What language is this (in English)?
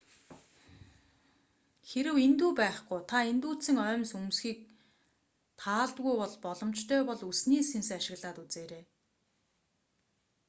Mongolian